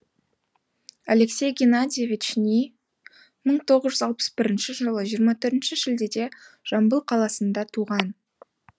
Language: Kazakh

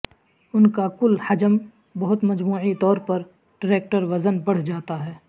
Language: Urdu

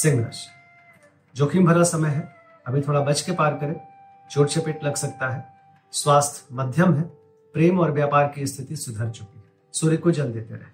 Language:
Hindi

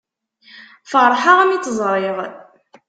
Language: Kabyle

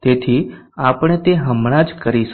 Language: Gujarati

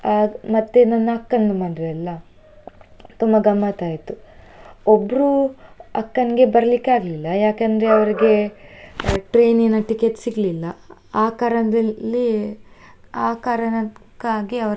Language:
Kannada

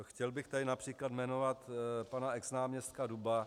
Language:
Czech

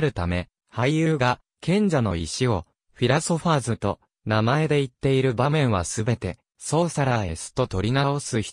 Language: Japanese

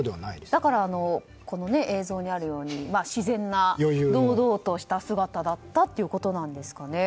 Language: Japanese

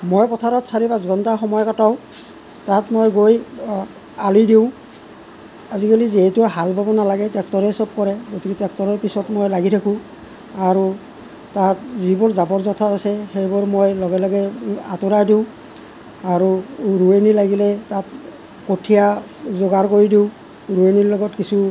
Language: Assamese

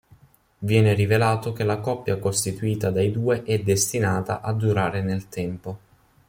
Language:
Italian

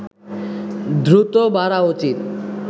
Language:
Bangla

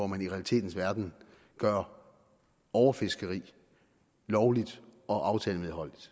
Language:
Danish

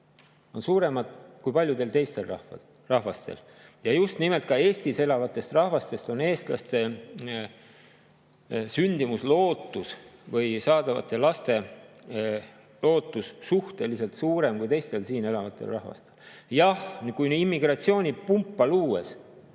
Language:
Estonian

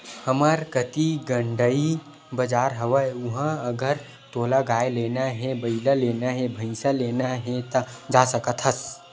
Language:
Chhattisgarhi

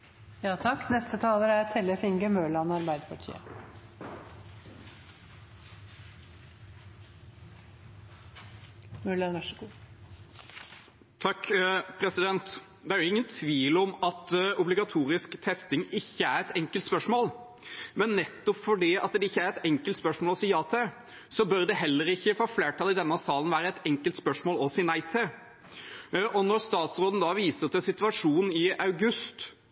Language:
Norwegian Bokmål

